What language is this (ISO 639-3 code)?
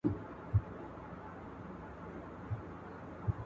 pus